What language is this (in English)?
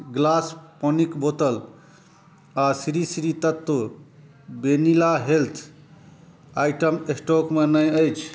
Maithili